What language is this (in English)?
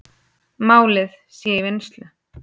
Icelandic